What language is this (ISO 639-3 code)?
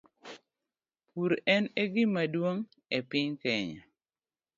luo